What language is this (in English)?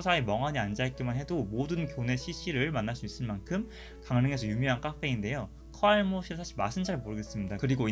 Korean